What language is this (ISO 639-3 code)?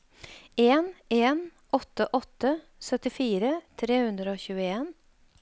nor